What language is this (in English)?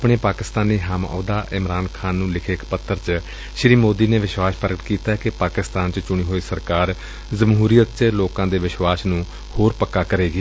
Punjabi